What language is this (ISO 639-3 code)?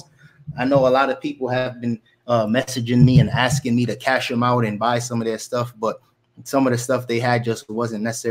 eng